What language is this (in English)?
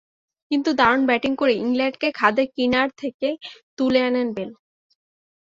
Bangla